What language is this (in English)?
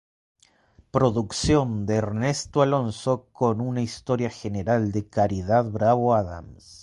Spanish